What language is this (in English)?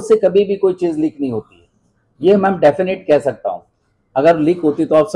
Hindi